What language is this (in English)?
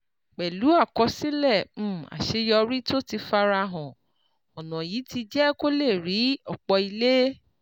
Yoruba